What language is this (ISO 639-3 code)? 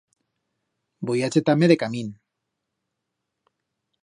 arg